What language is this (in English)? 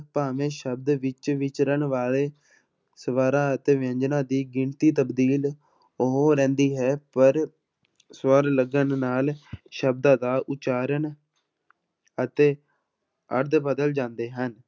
Punjabi